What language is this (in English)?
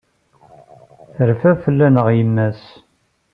Kabyle